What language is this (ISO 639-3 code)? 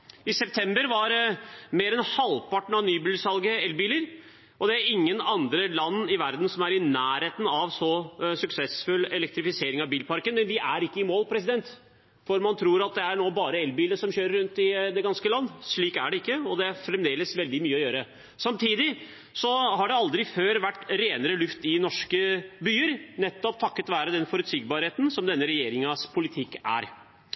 nob